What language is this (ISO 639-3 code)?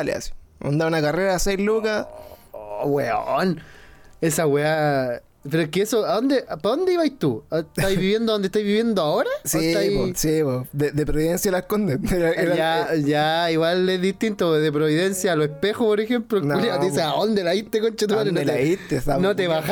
spa